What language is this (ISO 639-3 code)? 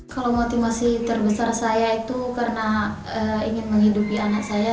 ind